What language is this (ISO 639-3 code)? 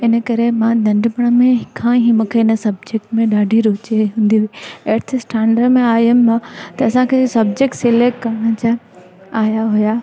snd